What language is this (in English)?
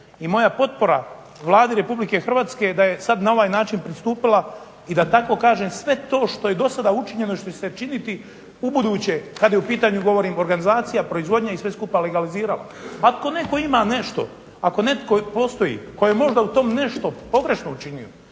Croatian